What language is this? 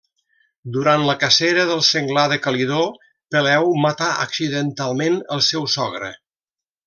Catalan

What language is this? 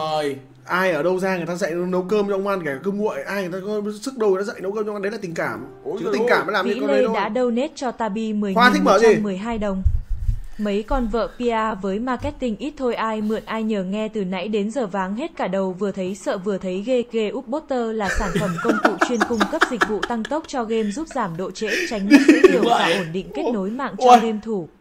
Vietnamese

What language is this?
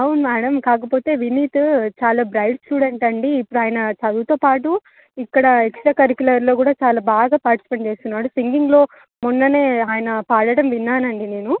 Telugu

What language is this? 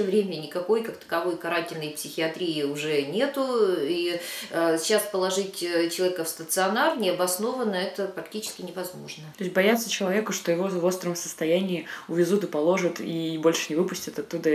Russian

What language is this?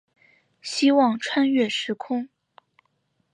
Chinese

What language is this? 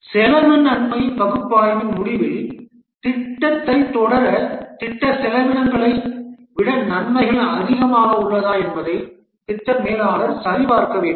Tamil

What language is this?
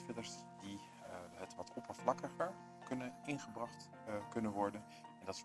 Dutch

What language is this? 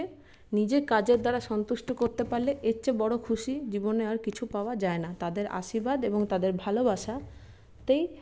Bangla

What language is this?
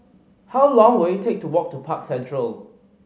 English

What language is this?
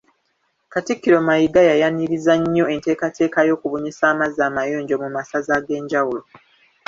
Ganda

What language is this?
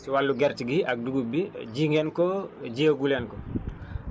Wolof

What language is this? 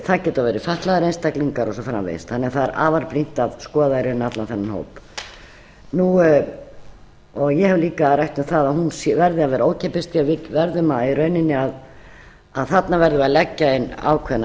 Icelandic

